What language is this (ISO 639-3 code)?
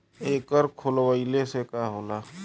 bho